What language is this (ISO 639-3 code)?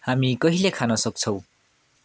nep